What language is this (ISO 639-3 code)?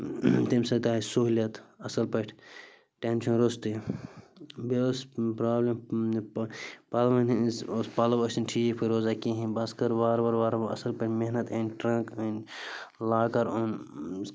kas